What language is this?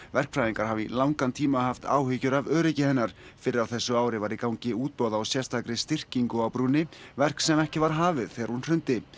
Icelandic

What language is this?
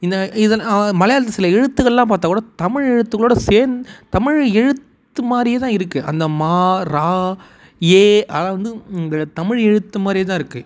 Tamil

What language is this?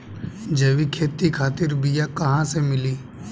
Bhojpuri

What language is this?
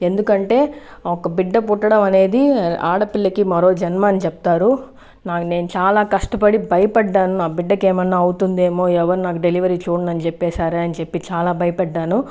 Telugu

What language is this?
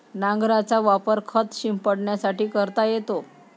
Marathi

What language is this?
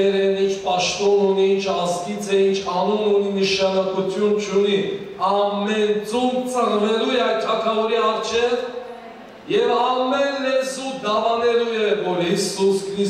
Turkish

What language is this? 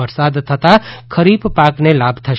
Gujarati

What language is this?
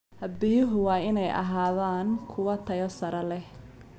Somali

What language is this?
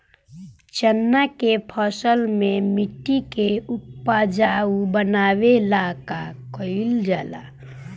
Bhojpuri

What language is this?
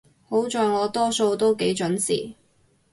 Cantonese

